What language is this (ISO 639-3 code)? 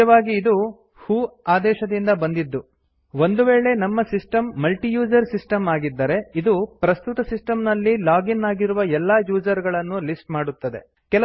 kan